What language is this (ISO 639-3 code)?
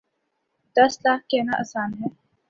urd